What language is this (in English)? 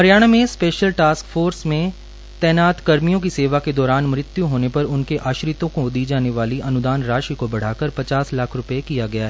Hindi